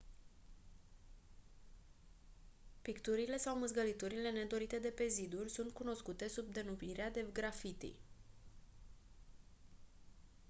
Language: Romanian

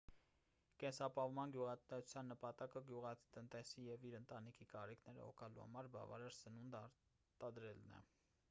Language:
Armenian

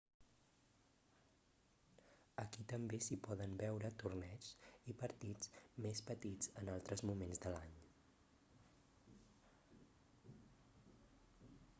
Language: Catalan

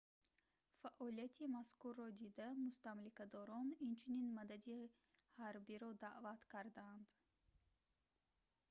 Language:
Tajik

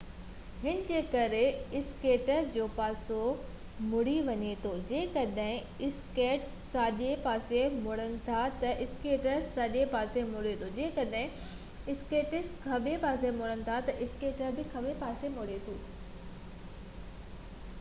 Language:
Sindhi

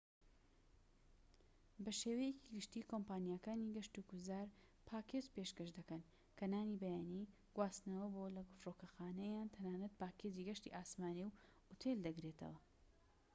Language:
Central Kurdish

